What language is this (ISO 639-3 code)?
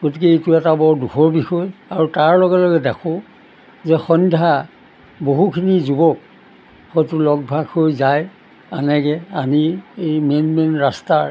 asm